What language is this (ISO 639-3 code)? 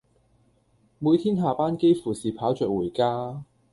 yue